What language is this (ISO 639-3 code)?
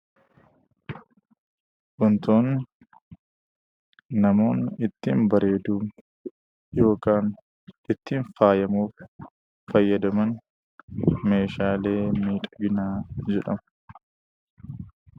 orm